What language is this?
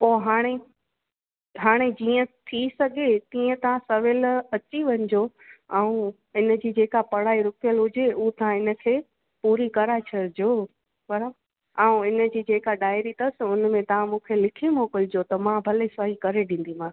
Sindhi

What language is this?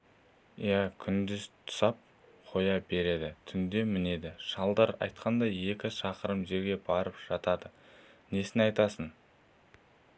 Kazakh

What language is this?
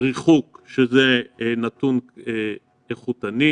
Hebrew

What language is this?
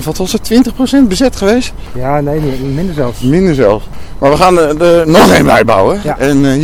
Dutch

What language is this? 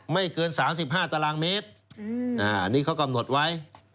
Thai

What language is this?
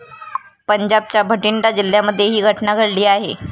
Marathi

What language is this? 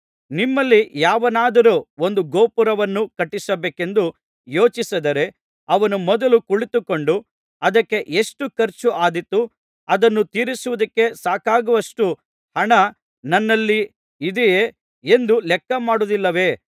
Kannada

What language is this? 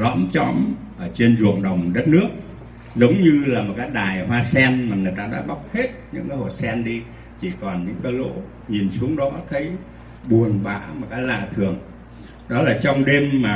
Vietnamese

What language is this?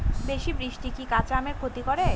Bangla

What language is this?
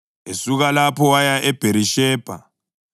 North Ndebele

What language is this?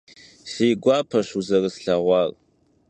Kabardian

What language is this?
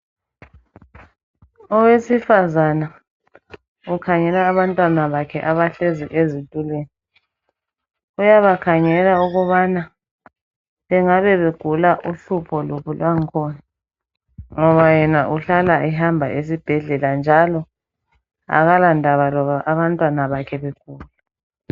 North Ndebele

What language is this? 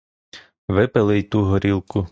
Ukrainian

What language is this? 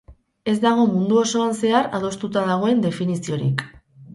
Basque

